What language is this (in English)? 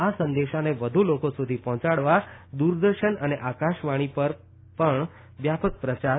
Gujarati